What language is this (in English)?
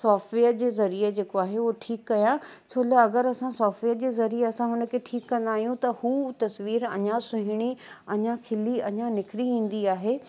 Sindhi